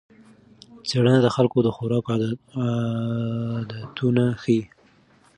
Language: Pashto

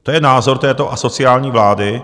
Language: Czech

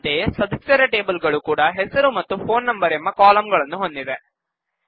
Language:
Kannada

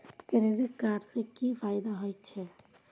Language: Maithili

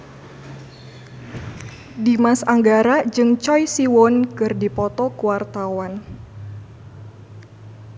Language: Sundanese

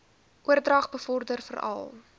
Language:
Afrikaans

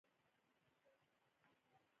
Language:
Pashto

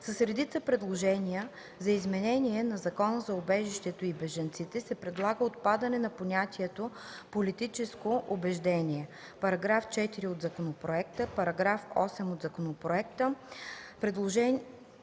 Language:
Bulgarian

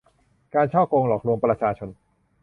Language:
Thai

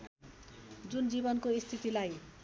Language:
Nepali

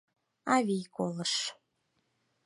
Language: Mari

